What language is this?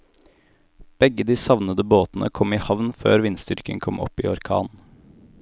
Norwegian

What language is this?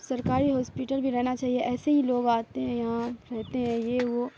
Urdu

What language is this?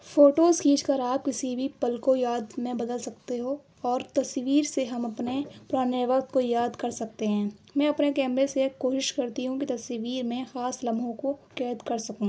Urdu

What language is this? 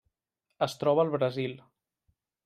Catalan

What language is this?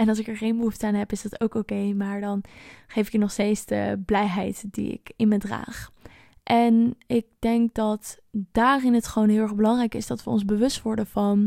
Dutch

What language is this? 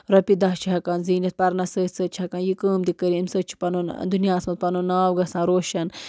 Kashmiri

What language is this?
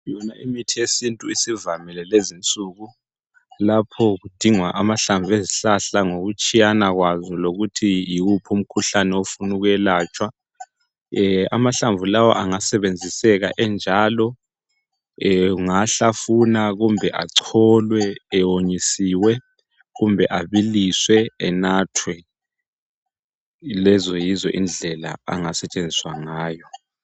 North Ndebele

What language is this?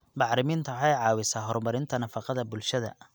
Somali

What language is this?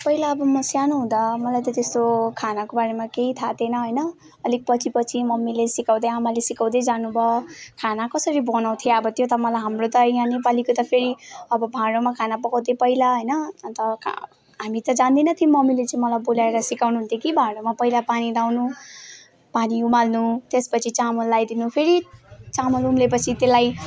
Nepali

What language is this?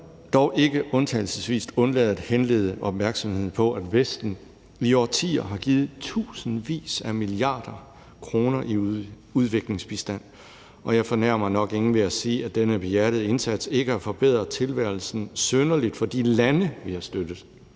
Danish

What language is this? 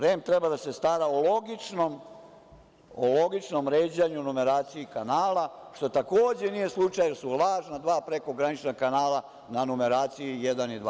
Serbian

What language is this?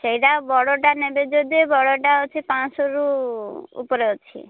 Odia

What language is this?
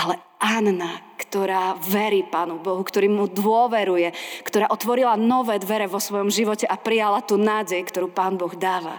Slovak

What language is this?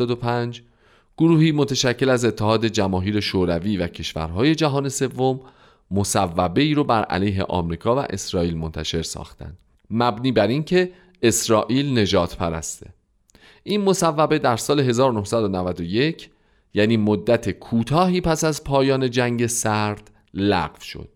Persian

